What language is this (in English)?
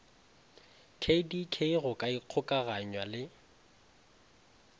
Northern Sotho